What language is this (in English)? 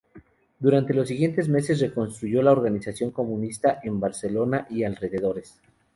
Spanish